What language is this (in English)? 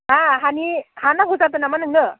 Bodo